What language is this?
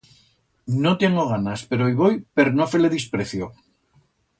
Aragonese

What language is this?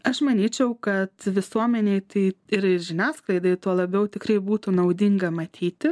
Lithuanian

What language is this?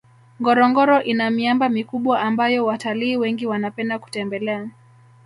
Swahili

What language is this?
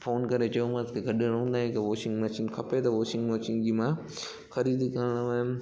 Sindhi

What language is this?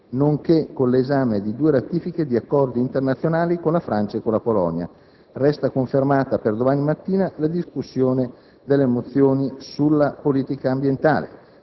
Italian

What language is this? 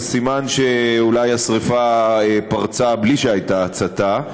Hebrew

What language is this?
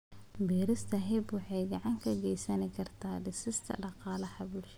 Somali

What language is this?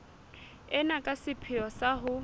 Southern Sotho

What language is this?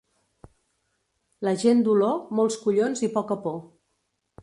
Catalan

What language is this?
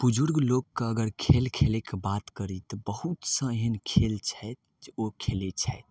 Maithili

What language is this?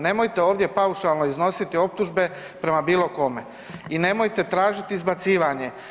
Croatian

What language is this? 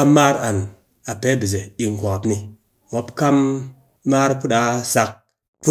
Cakfem-Mushere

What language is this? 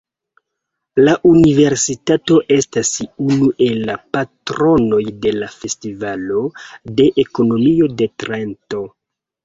Esperanto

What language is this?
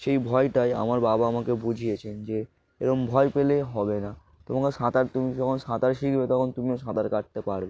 Bangla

